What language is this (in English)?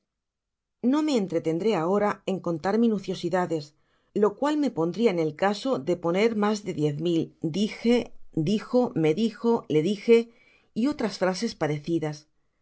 Spanish